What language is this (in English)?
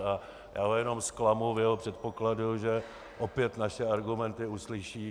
Czech